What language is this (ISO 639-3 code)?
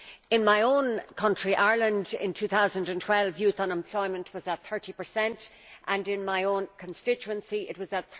eng